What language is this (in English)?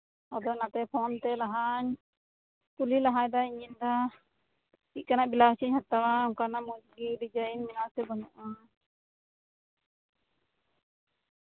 Santali